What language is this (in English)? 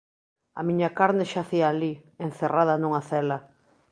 Galician